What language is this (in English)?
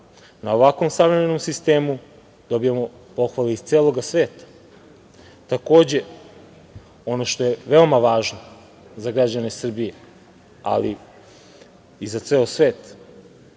Serbian